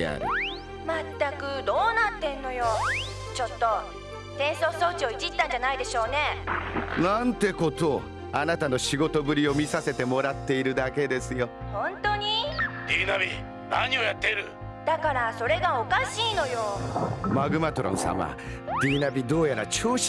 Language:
Japanese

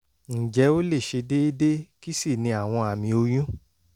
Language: Yoruba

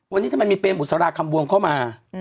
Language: Thai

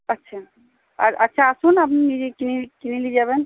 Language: Bangla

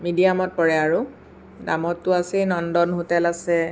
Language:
Assamese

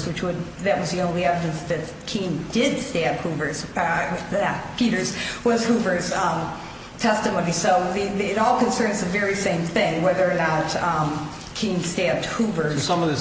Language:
English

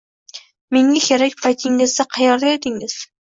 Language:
Uzbek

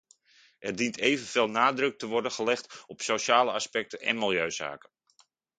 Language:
Dutch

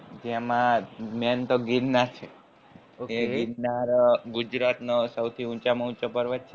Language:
Gujarati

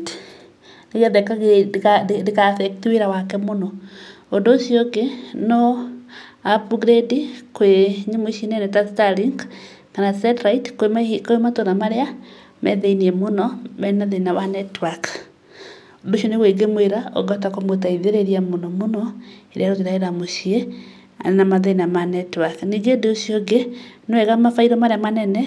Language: Kikuyu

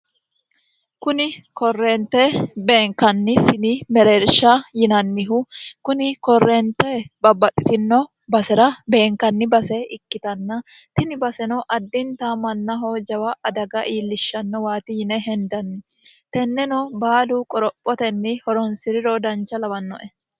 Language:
Sidamo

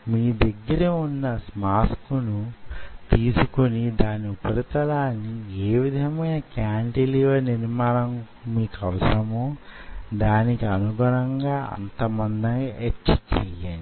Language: Telugu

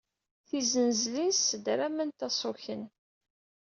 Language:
Kabyle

